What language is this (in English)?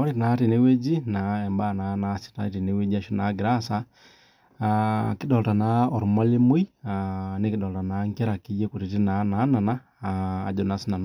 Masai